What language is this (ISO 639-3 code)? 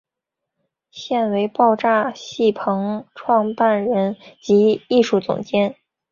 zho